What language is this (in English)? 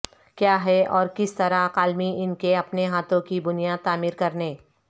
Urdu